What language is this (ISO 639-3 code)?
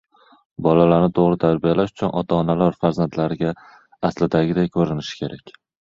uzb